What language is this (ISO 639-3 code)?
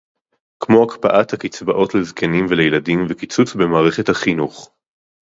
heb